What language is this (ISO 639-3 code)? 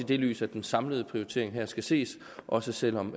dan